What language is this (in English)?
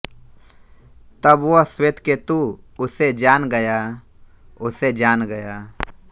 Hindi